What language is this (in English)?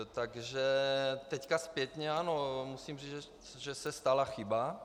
Czech